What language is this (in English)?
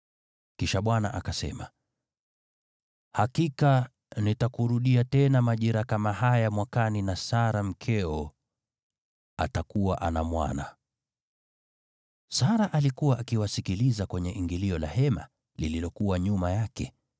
Swahili